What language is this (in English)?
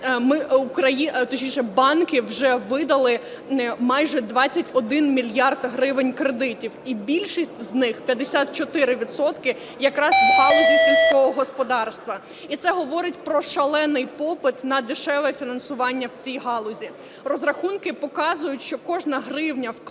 Ukrainian